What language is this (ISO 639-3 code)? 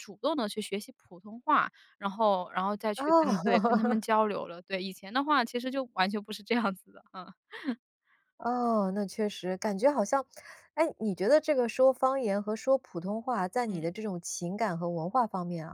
zho